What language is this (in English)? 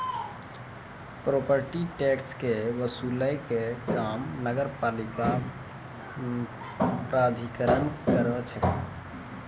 Maithili